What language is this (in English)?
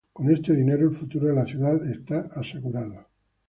Spanish